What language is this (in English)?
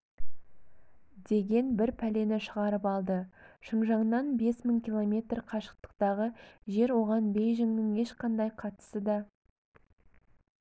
Kazakh